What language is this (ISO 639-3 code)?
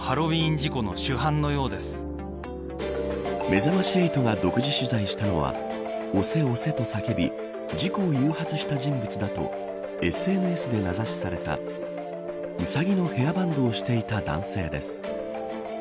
jpn